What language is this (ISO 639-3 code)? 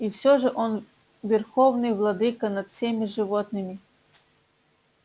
rus